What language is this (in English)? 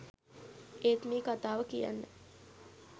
Sinhala